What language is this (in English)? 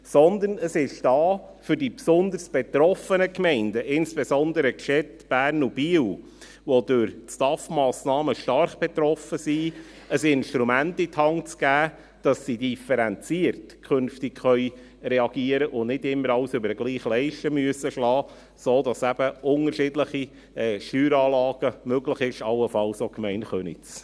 Swiss German